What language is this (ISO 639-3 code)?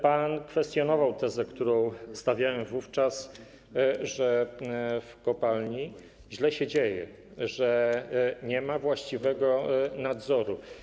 pol